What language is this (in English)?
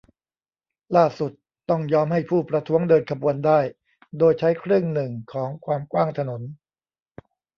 Thai